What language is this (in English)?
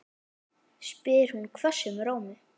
Icelandic